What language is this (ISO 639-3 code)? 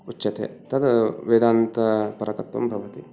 san